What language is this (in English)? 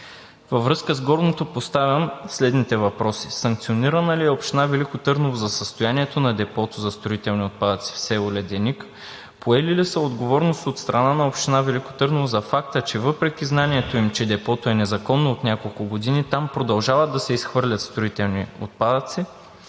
Bulgarian